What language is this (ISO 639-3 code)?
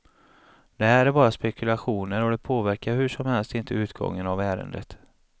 swe